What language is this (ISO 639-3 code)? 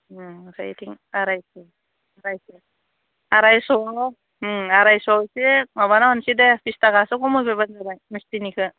brx